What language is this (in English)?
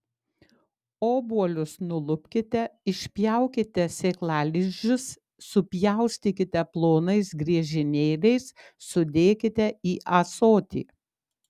Lithuanian